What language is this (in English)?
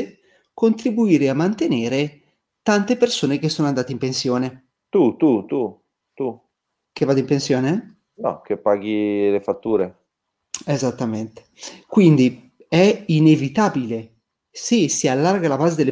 Italian